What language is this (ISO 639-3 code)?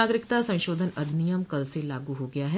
hin